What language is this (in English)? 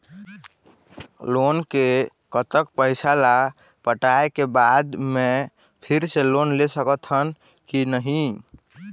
Chhattisgarhi